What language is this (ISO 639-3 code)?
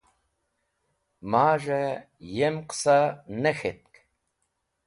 wbl